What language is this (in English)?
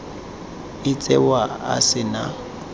Tswana